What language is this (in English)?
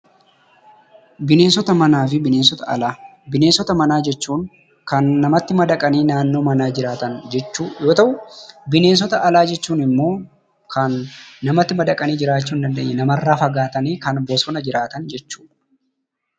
Oromo